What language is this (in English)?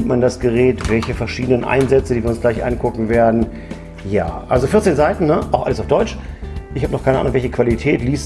German